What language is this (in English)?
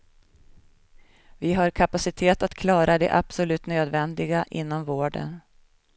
Swedish